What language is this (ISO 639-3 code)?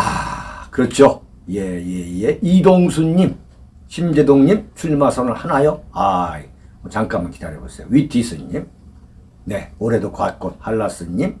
kor